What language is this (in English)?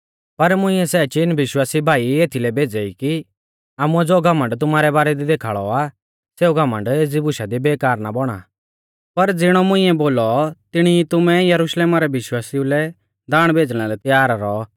Mahasu Pahari